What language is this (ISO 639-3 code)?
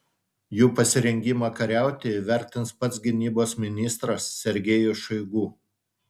lit